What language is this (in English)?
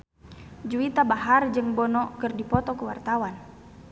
Sundanese